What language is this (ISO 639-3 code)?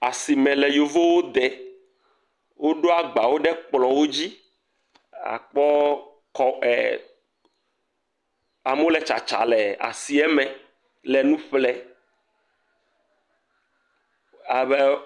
ewe